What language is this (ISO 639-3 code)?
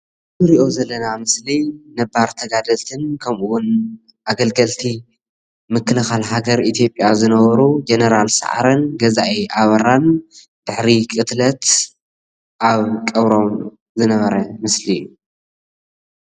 tir